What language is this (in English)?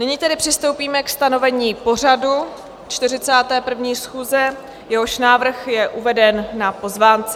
Czech